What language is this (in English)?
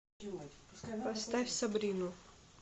Russian